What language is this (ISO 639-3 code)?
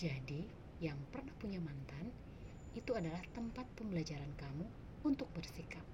ind